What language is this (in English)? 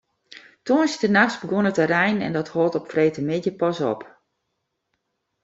Western Frisian